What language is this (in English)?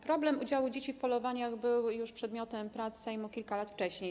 Polish